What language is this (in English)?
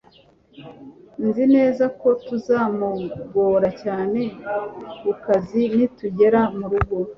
Kinyarwanda